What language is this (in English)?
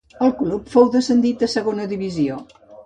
Catalan